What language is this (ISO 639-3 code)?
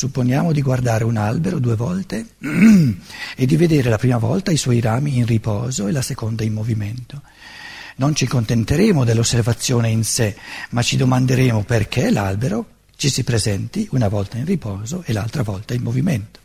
ita